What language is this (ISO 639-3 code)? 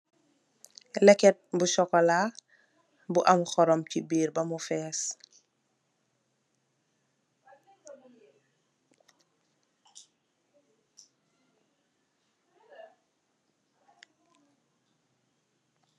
wol